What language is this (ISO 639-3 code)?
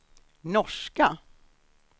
swe